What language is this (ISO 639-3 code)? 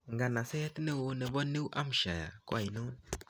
kln